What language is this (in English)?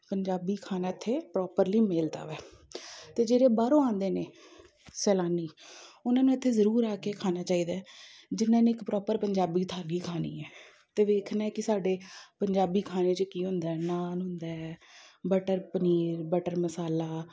Punjabi